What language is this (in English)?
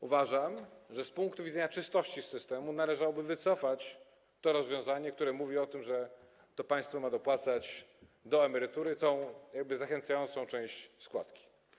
Polish